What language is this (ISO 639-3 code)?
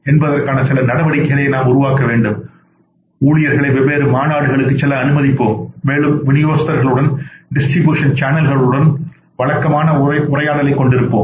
tam